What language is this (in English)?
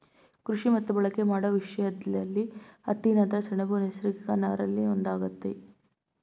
Kannada